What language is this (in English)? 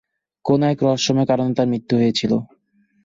Bangla